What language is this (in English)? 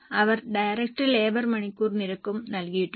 Malayalam